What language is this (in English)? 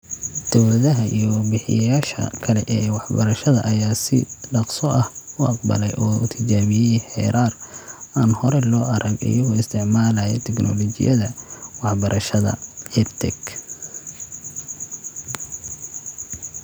Somali